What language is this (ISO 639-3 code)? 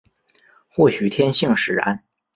zho